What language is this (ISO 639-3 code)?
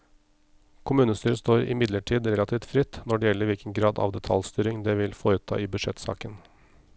nor